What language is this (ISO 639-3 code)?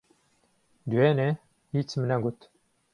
ckb